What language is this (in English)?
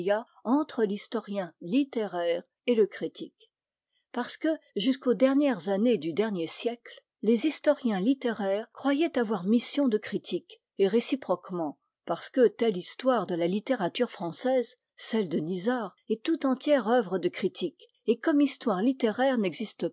French